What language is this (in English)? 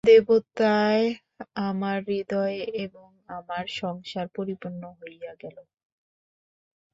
Bangla